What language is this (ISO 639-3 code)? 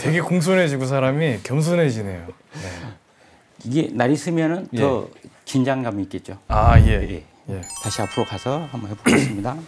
kor